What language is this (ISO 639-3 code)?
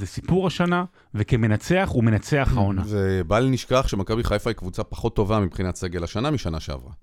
heb